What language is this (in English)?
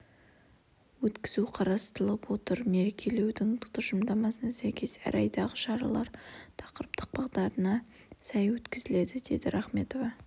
Kazakh